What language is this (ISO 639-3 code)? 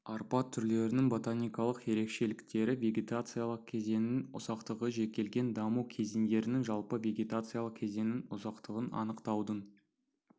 kaz